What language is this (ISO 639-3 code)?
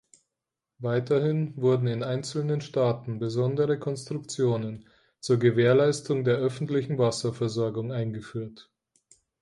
deu